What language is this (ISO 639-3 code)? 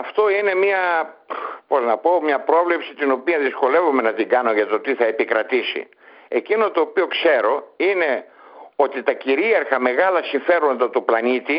ell